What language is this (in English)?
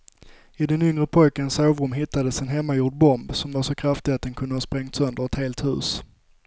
Swedish